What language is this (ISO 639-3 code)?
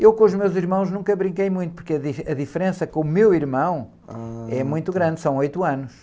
por